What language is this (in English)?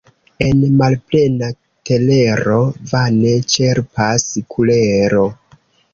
Esperanto